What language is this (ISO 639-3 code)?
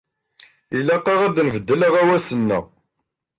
kab